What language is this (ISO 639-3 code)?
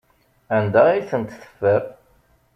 kab